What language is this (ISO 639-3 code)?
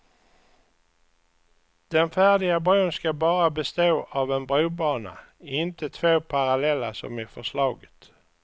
swe